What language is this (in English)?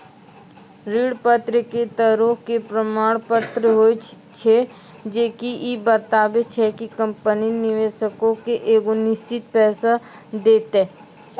Maithili